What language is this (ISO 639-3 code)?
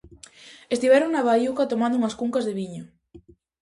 glg